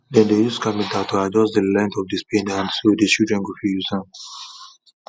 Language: Nigerian Pidgin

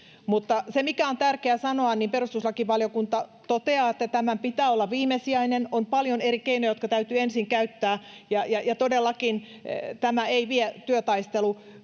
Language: Finnish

